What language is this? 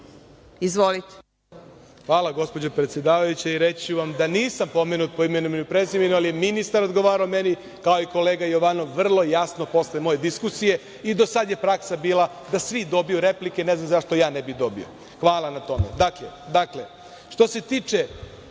Serbian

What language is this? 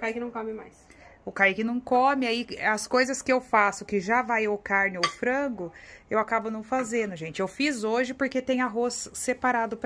Portuguese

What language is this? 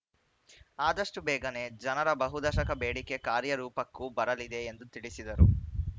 Kannada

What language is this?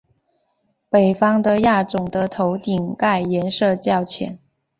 Chinese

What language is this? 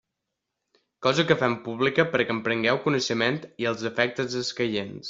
Catalan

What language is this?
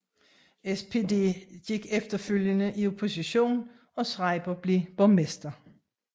Danish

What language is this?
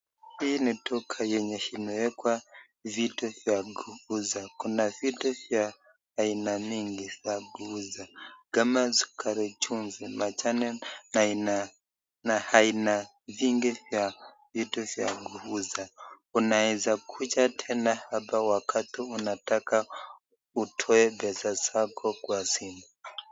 Swahili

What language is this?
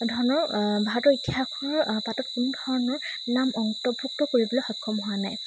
Assamese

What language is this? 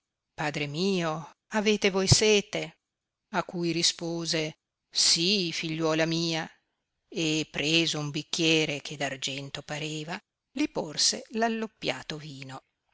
Italian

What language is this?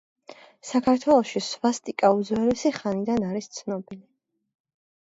Georgian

